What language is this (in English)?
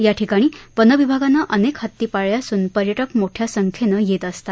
Marathi